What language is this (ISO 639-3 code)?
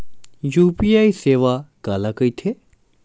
hne